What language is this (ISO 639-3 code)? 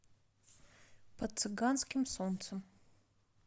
rus